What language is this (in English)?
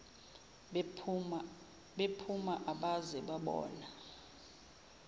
Zulu